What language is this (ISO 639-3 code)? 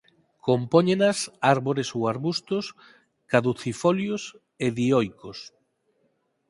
glg